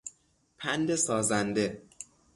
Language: Persian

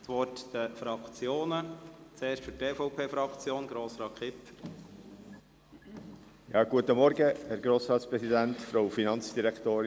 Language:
Swiss German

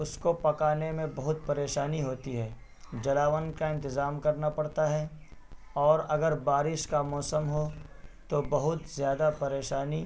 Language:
Urdu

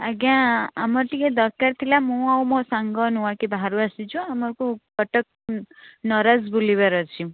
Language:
Odia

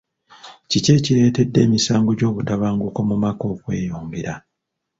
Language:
Ganda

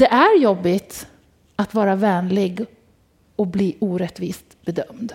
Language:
Swedish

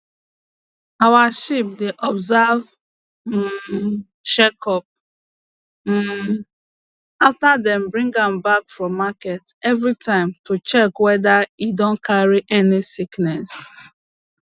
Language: Nigerian Pidgin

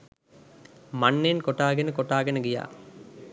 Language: Sinhala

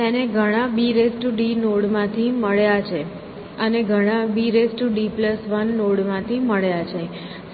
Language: Gujarati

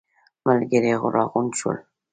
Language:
Pashto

